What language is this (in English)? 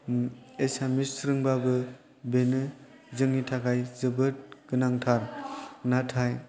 Bodo